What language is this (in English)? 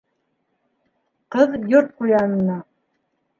Bashkir